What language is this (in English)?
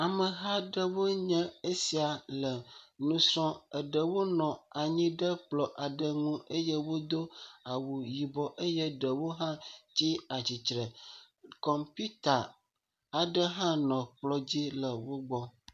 Ewe